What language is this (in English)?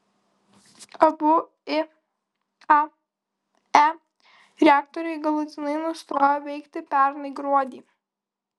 Lithuanian